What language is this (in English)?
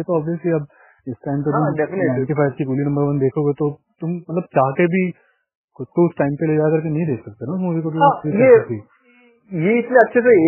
Hindi